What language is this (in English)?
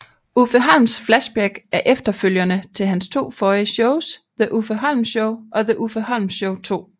Danish